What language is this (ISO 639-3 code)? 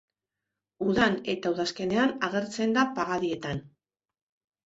eus